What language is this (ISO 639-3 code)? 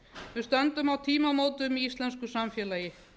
isl